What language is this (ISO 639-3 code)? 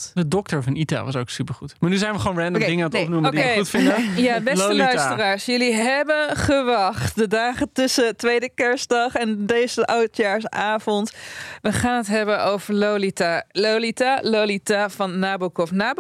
nld